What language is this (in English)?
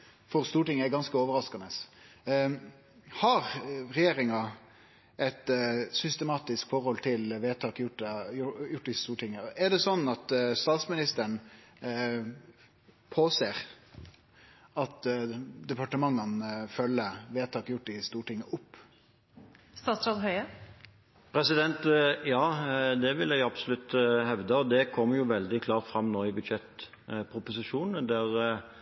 Norwegian